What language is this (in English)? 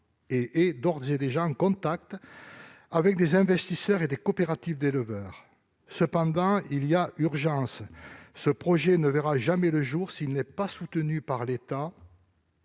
French